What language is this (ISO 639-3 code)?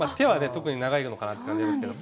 jpn